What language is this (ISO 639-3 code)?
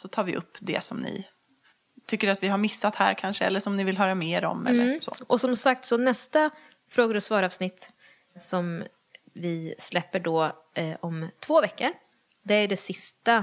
swe